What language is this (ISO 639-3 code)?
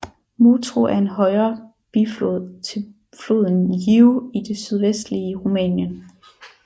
dan